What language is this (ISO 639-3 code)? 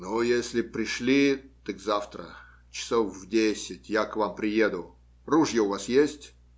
rus